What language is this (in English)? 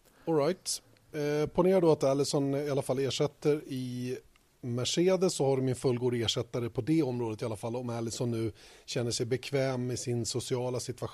Swedish